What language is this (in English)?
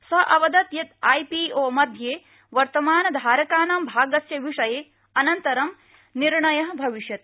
Sanskrit